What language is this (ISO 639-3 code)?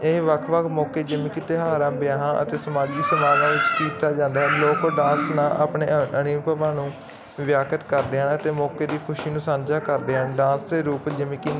pan